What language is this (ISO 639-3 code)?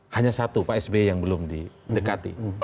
ind